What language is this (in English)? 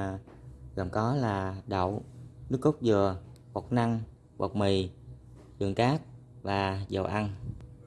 Vietnamese